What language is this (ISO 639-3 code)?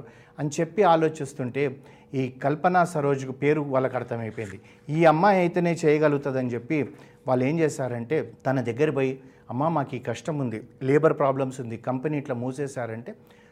tel